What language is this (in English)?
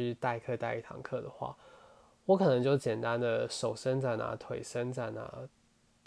Chinese